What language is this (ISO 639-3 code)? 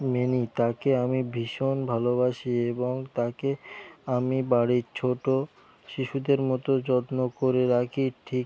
ben